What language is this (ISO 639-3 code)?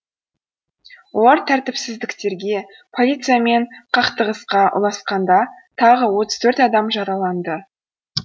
kaz